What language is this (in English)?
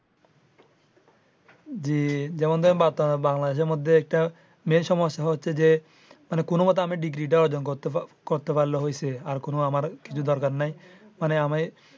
Bangla